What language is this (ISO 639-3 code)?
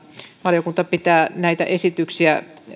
fin